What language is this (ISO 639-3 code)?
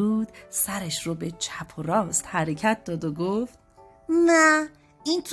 fas